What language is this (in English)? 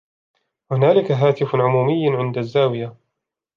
Arabic